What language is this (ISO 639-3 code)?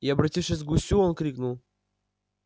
rus